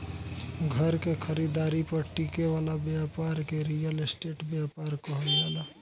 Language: Bhojpuri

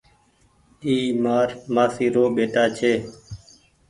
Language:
Goaria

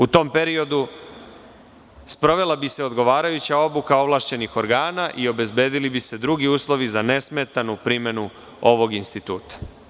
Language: Serbian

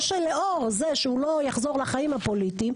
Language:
Hebrew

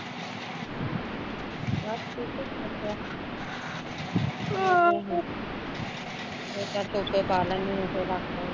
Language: Punjabi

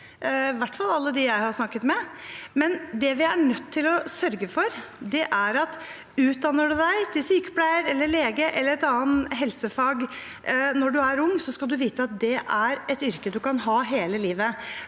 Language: Norwegian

